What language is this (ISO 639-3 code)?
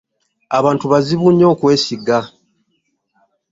lug